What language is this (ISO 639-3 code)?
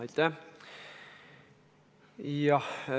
est